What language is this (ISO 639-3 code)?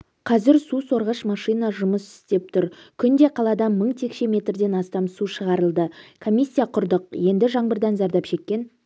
kaz